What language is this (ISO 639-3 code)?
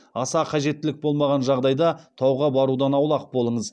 kaz